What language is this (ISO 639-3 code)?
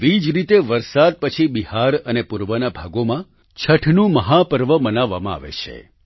guj